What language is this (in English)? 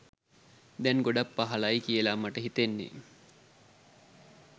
Sinhala